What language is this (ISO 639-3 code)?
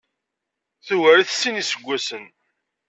kab